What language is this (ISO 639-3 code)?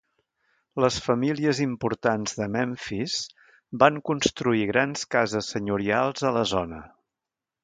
cat